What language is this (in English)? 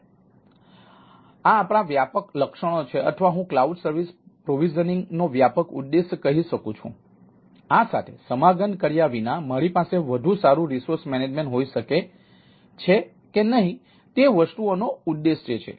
Gujarati